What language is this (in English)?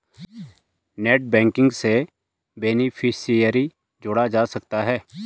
Hindi